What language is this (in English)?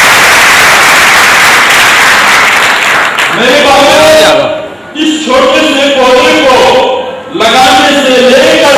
Arabic